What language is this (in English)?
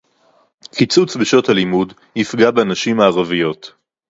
Hebrew